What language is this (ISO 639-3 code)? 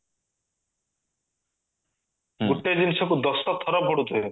ori